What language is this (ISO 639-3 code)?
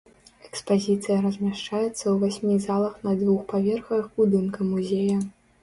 bel